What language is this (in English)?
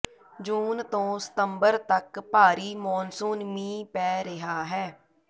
Punjabi